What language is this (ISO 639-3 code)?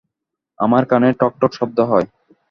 ben